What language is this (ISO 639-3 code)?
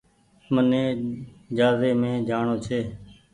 gig